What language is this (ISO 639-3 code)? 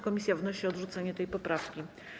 pol